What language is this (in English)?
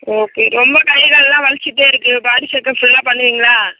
Tamil